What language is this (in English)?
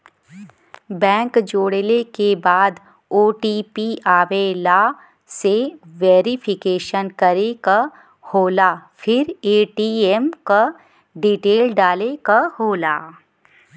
Bhojpuri